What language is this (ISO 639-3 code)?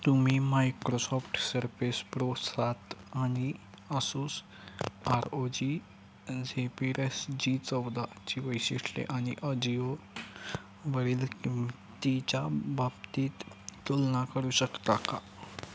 mar